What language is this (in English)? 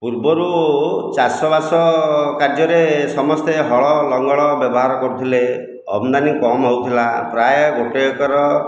Odia